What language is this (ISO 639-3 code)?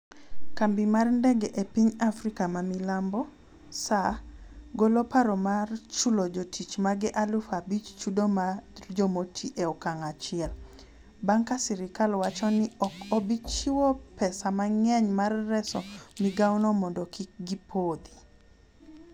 luo